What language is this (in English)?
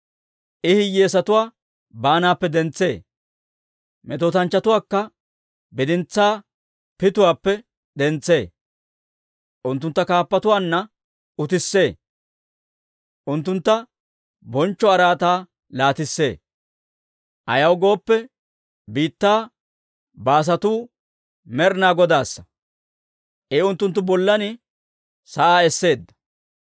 Dawro